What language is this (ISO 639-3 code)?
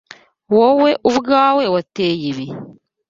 kin